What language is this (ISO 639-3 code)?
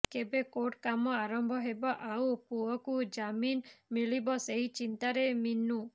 ori